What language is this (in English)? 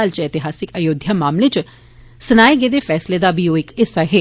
Dogri